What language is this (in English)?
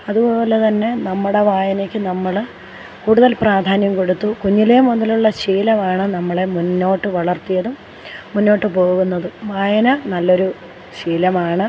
Malayalam